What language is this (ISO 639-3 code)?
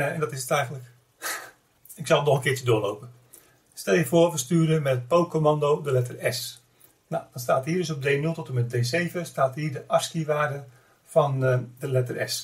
nld